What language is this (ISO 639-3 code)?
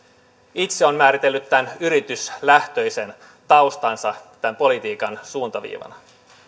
fin